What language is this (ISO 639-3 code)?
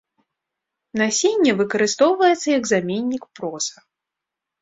bel